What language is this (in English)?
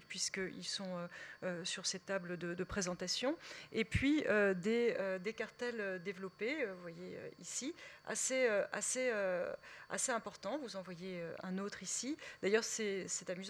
French